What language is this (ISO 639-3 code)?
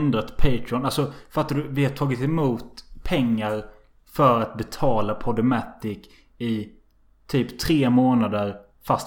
swe